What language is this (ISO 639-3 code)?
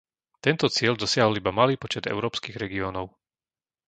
slk